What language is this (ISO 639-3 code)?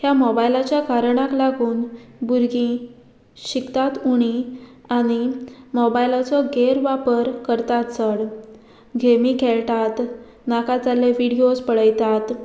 kok